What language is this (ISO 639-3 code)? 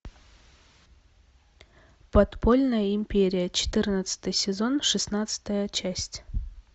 rus